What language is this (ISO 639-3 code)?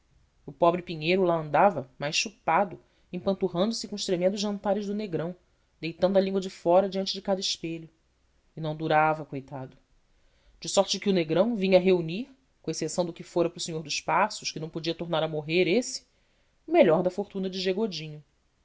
por